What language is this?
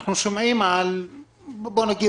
Hebrew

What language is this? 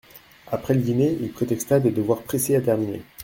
French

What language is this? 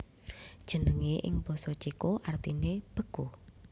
Javanese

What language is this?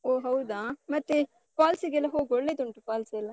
Kannada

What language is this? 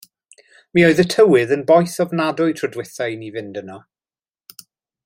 Welsh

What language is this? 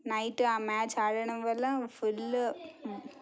Telugu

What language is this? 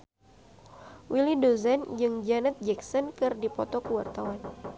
Sundanese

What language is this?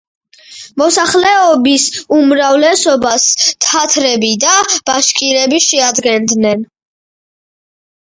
Georgian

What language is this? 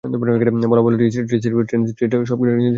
Bangla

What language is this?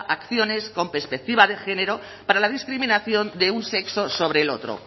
Spanish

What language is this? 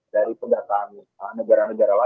Indonesian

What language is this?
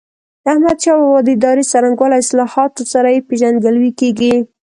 Pashto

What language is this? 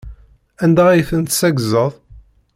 Kabyle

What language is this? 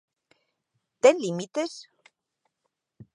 Galician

